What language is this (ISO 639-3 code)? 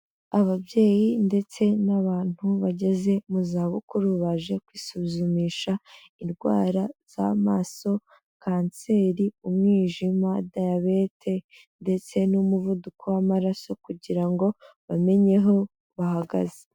kin